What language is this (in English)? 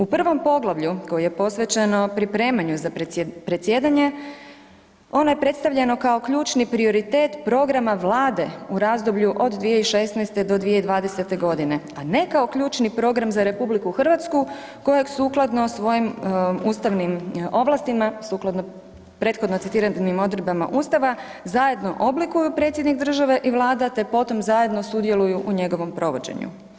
Croatian